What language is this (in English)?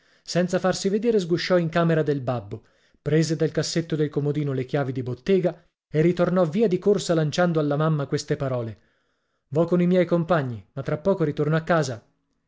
Italian